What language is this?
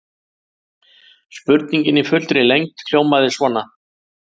Icelandic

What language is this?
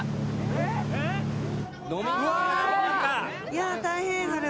Japanese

